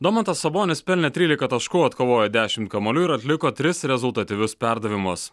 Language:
Lithuanian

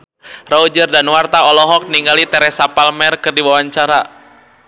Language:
Sundanese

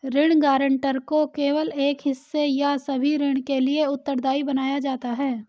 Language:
Hindi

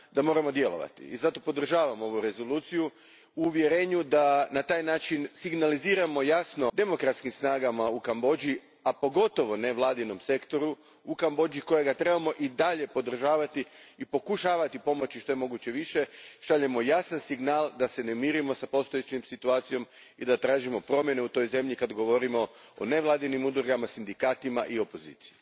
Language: Croatian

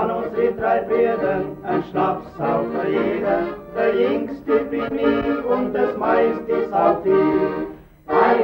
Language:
Romanian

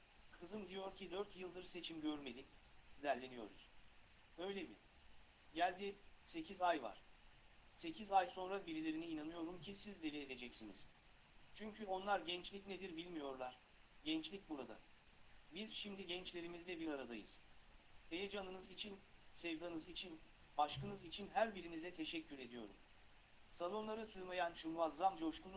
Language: Turkish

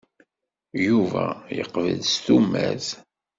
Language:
Kabyle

